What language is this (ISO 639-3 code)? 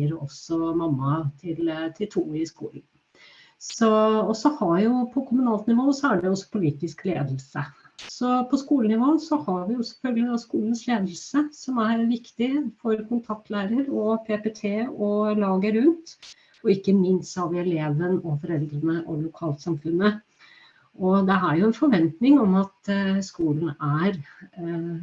nor